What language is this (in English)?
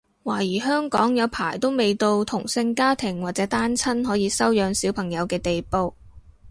Cantonese